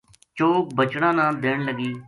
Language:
Gujari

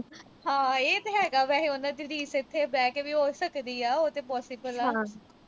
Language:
Punjabi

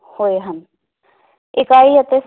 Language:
Punjabi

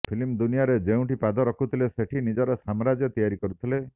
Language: Odia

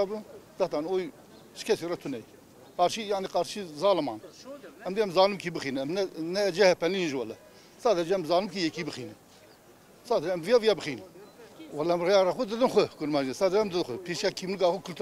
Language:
Turkish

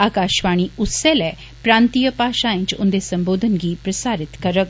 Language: Dogri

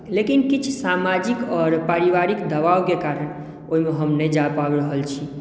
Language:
Maithili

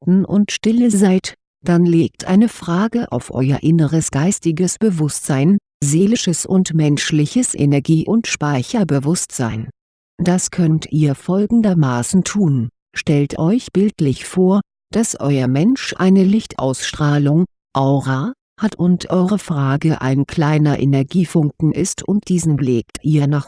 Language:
German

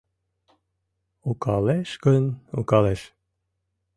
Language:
Mari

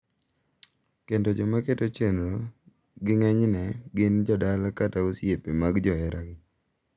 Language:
Luo (Kenya and Tanzania)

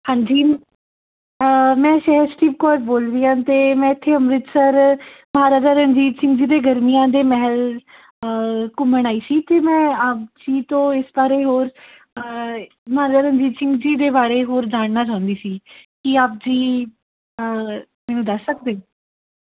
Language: Punjabi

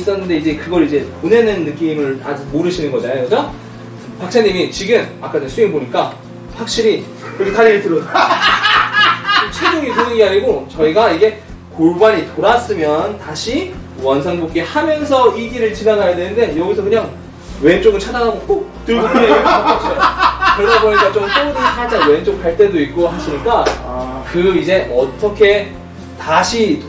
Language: Korean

